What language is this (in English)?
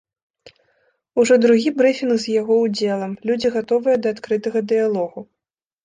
Belarusian